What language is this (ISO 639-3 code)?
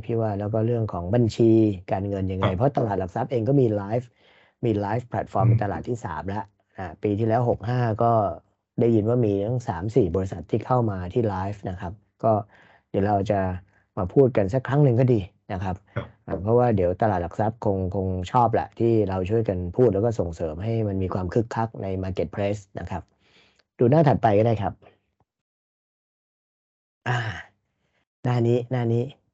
tha